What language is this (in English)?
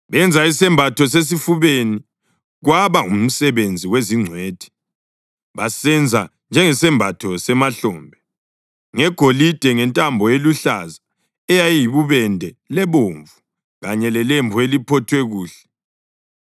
North Ndebele